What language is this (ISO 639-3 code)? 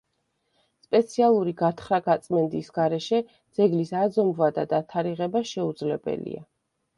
kat